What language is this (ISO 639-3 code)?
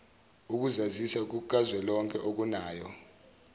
zul